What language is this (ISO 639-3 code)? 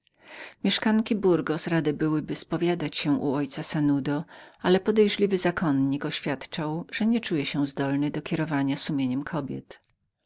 pol